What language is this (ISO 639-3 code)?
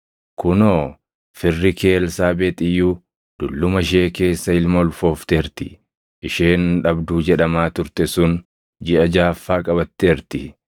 orm